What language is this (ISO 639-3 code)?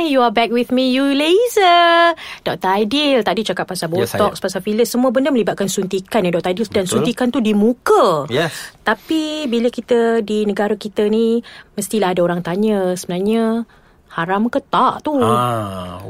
msa